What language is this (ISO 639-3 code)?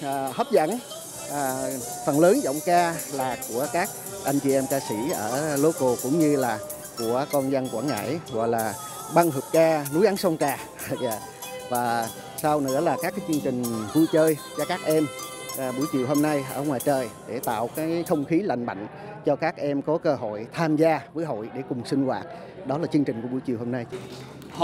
vie